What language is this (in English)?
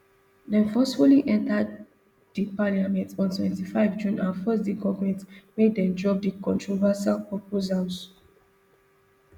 Nigerian Pidgin